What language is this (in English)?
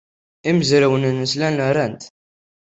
Kabyle